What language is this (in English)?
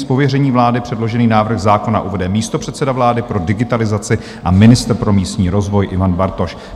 Czech